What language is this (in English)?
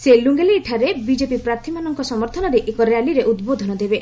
Odia